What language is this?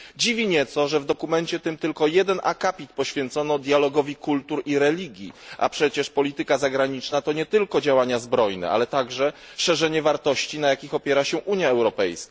Polish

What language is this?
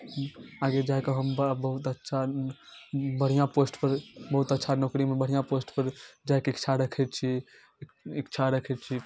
Maithili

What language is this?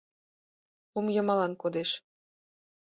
Mari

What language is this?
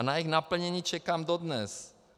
Czech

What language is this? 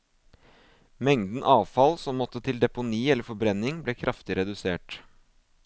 Norwegian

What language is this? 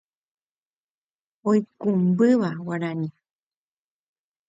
Guarani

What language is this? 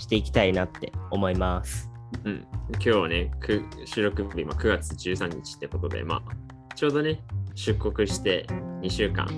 Japanese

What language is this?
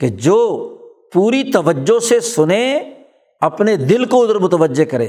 Urdu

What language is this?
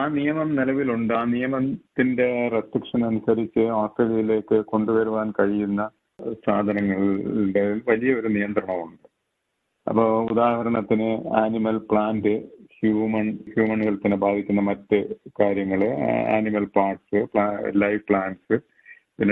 Malayalam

